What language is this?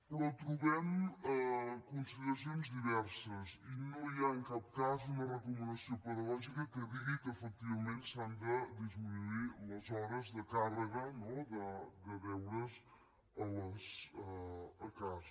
Catalan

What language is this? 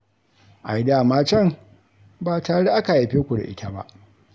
Hausa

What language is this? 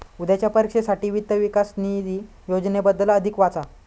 Marathi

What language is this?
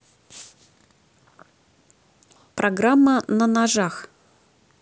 Russian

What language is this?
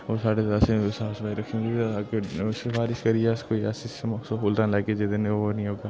Dogri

